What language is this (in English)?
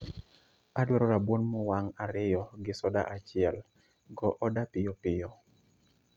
Luo (Kenya and Tanzania)